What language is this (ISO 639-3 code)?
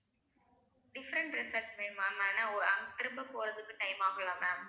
tam